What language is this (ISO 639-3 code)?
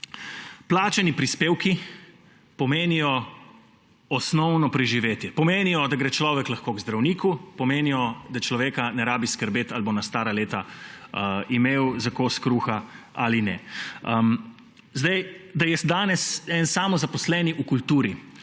slv